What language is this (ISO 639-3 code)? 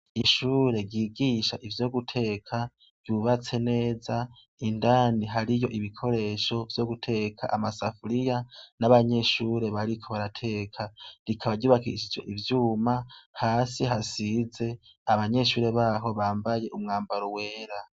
run